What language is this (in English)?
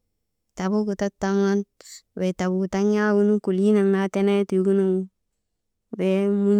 Maba